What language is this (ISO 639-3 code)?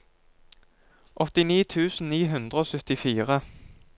nor